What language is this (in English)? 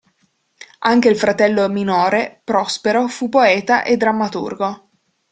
Italian